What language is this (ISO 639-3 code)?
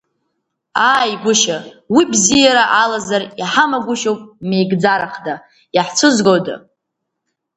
abk